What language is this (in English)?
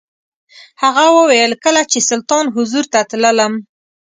Pashto